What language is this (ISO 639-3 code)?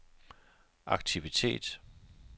dan